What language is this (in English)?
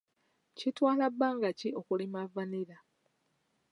Ganda